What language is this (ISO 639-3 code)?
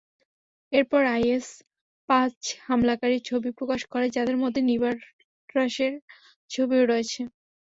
ben